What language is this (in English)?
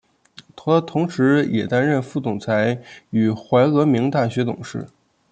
Chinese